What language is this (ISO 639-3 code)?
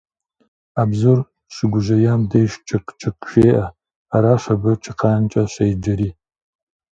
kbd